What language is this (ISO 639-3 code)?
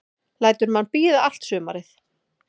isl